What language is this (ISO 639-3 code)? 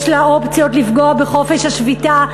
heb